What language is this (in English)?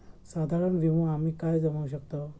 Marathi